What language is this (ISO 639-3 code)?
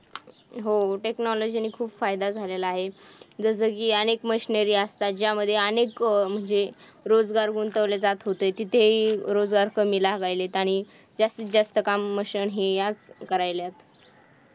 mar